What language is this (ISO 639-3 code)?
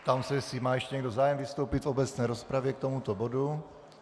ces